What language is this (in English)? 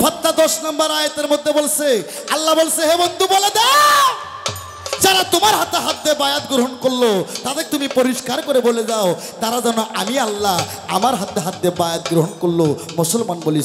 Arabic